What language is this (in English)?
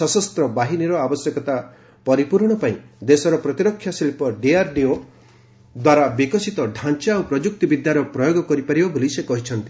Odia